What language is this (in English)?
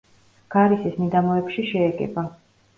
Georgian